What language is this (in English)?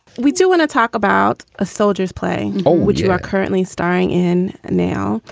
English